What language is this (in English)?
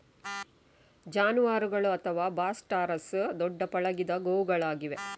Kannada